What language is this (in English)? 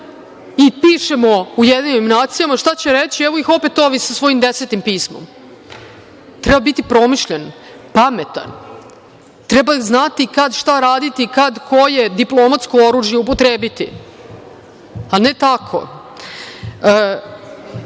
Serbian